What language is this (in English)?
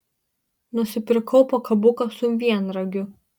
Lithuanian